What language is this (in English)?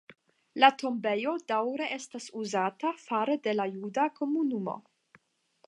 Esperanto